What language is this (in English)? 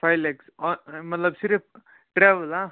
Kashmiri